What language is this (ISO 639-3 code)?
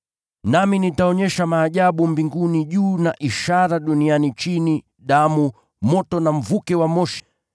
swa